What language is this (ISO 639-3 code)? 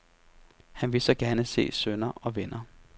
dan